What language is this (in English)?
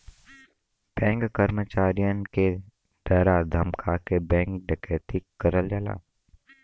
Bhojpuri